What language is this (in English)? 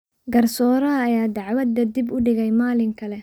Somali